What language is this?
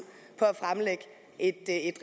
Danish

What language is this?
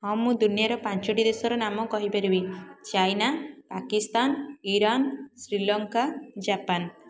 Odia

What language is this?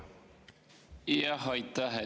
Estonian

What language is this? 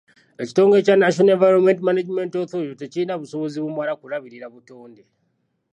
Ganda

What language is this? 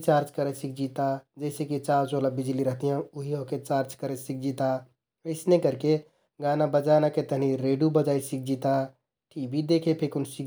Kathoriya Tharu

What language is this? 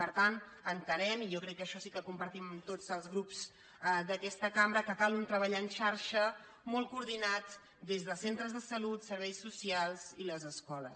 Catalan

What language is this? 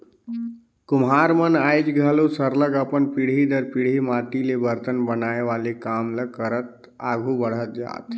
Chhattisgarhi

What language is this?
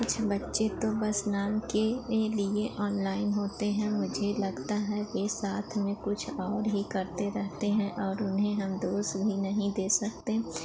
Hindi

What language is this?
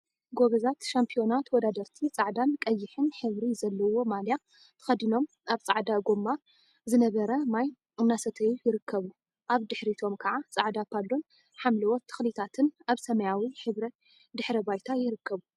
Tigrinya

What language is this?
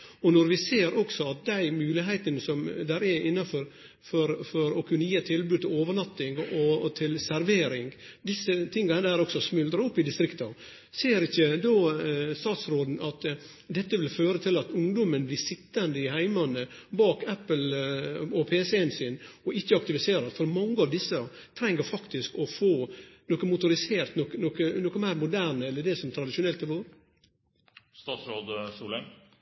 Norwegian Nynorsk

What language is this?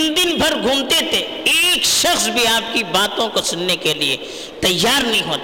Urdu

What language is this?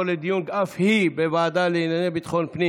Hebrew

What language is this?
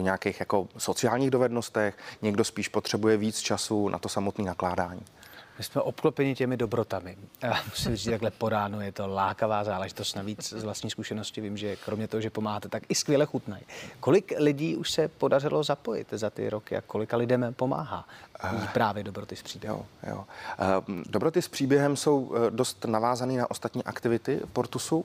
Czech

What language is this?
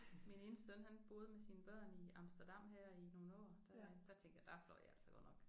Danish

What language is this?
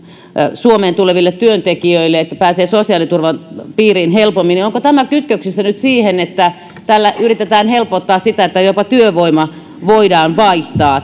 Finnish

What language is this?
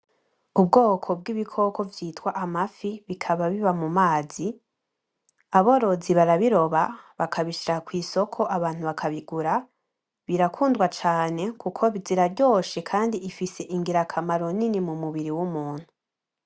Rundi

